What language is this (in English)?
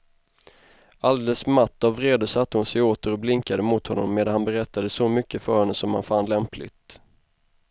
Swedish